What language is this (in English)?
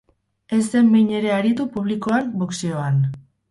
Basque